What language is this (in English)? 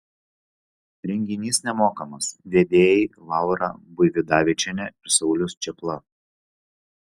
Lithuanian